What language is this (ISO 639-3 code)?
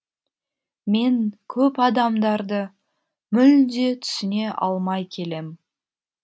kaz